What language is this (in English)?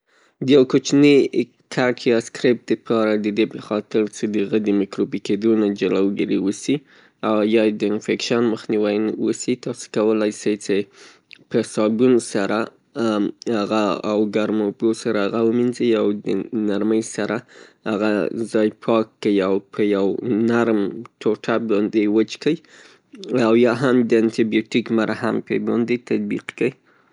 Pashto